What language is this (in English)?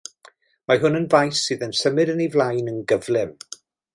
Welsh